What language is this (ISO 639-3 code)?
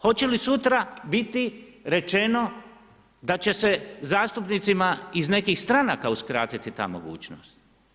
hrv